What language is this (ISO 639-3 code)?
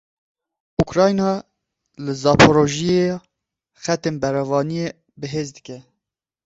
kur